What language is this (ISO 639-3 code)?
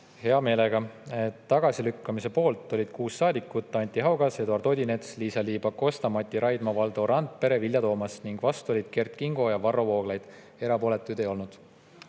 est